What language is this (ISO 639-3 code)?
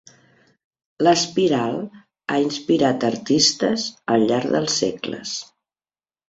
cat